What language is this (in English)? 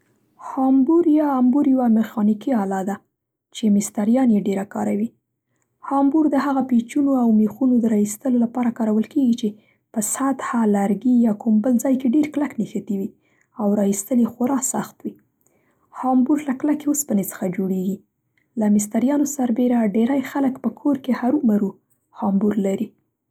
Central Pashto